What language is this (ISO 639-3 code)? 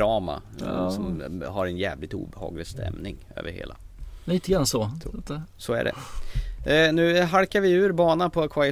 swe